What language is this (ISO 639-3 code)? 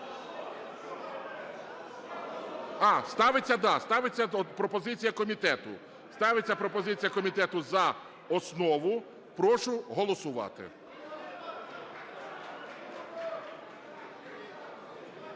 ukr